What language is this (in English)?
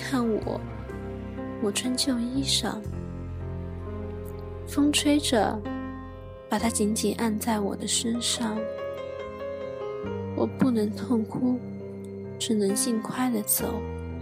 Chinese